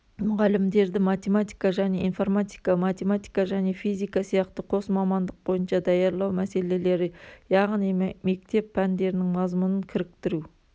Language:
Kazakh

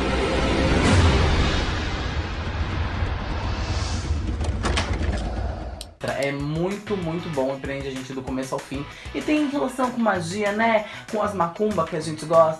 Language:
Portuguese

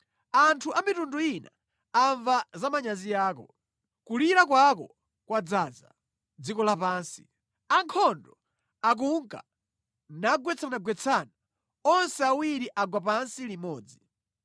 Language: Nyanja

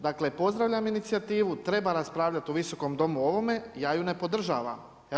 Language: Croatian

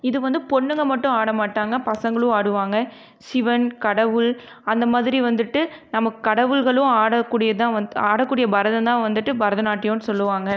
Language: Tamil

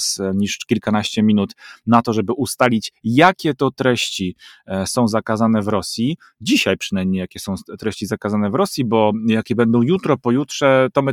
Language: Polish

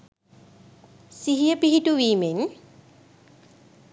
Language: Sinhala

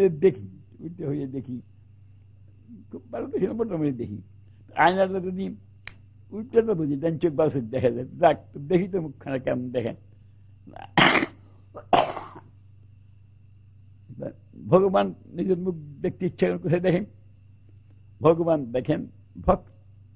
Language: Turkish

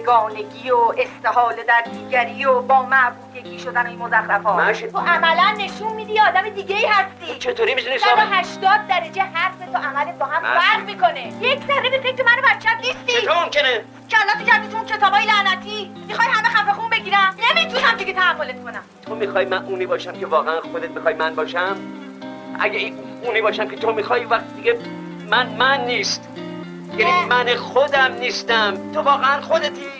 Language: Persian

